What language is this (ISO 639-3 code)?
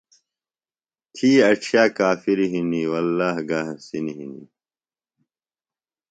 phl